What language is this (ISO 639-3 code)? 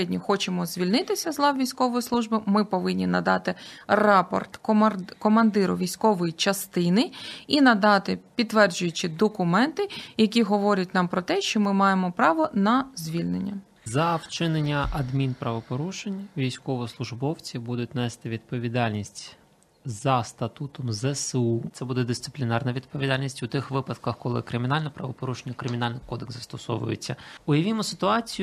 ukr